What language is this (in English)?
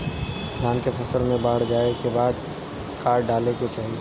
Bhojpuri